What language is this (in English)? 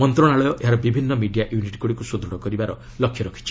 Odia